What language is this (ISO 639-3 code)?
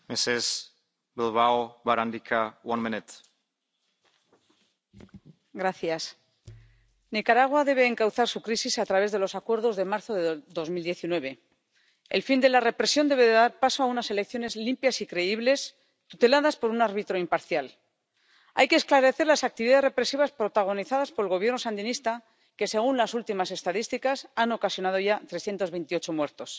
spa